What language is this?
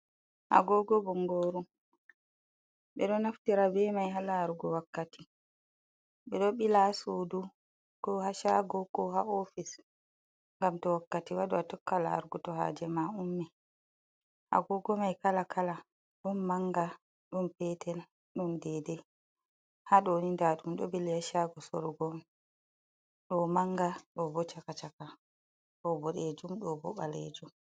Fula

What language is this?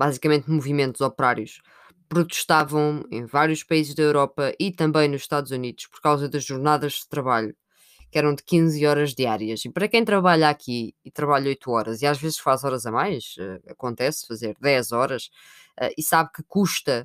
Portuguese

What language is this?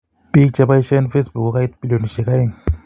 Kalenjin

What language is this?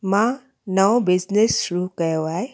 Sindhi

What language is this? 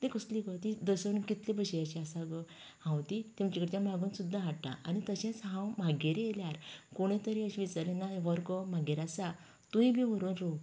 Konkani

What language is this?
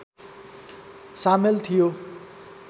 Nepali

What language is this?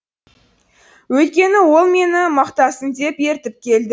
Kazakh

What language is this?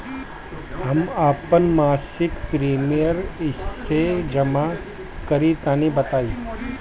Bhojpuri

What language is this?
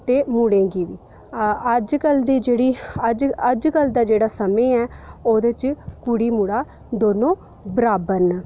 Dogri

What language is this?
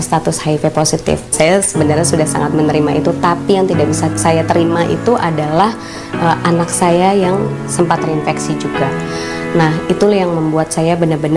Indonesian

